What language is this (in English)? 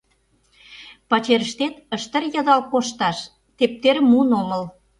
Mari